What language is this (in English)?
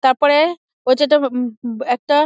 Bangla